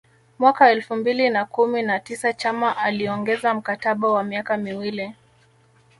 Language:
Swahili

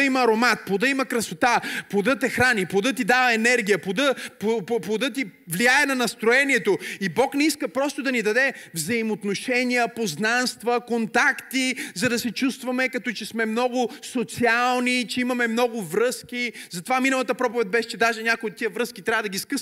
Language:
Bulgarian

